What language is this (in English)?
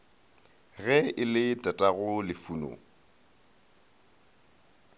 Northern Sotho